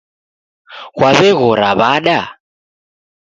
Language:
Taita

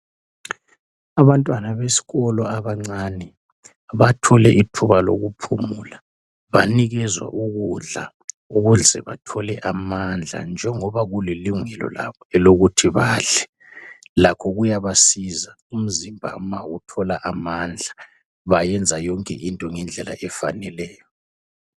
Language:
North Ndebele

